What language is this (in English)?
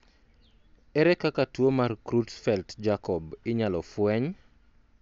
Luo (Kenya and Tanzania)